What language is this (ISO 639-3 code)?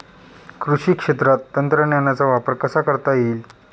mar